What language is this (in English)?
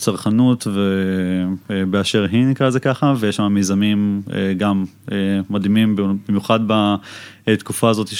Hebrew